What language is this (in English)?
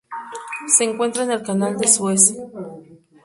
Spanish